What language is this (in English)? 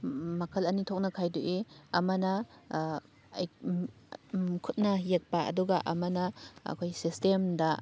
Manipuri